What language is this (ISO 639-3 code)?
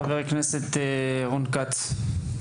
heb